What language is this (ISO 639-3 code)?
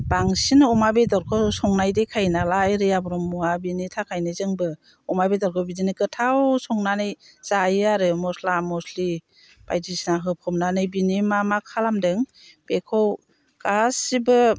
brx